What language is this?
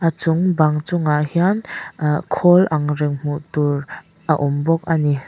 Mizo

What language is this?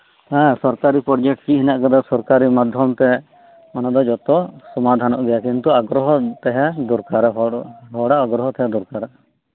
Santali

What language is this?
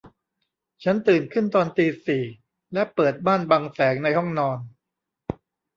Thai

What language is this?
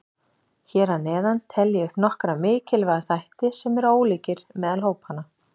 Icelandic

